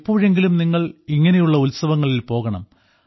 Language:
Malayalam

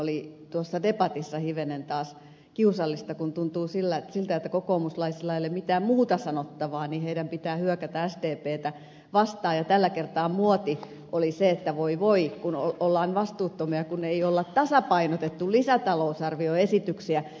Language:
Finnish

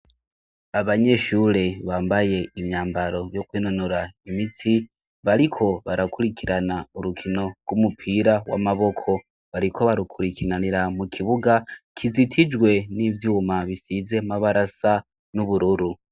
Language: Rundi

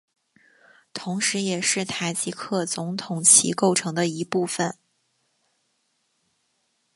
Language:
Chinese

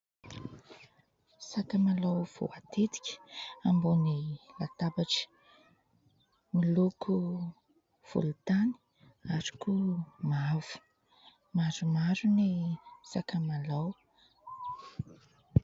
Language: Malagasy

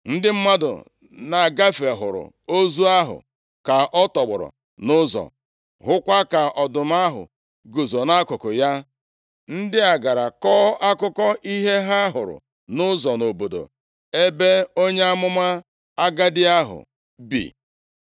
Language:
Igbo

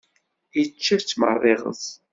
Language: Kabyle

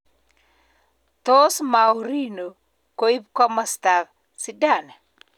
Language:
Kalenjin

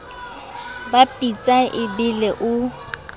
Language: Southern Sotho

